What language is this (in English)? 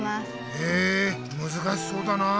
Japanese